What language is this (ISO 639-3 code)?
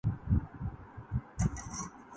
urd